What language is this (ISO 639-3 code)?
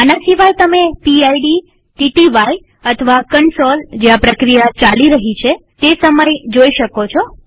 guj